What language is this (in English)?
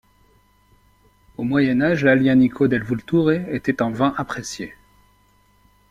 French